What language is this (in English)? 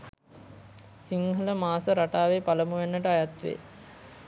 Sinhala